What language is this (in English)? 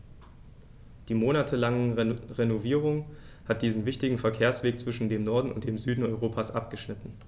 German